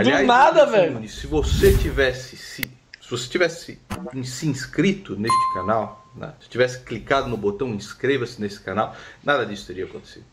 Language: Portuguese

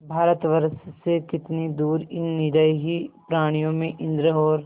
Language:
Hindi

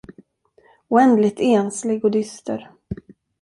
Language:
Swedish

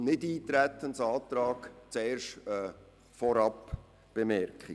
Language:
Swiss German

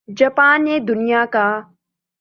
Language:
Urdu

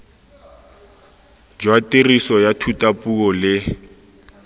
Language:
Tswana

